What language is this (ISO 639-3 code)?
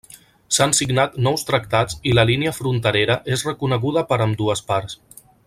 cat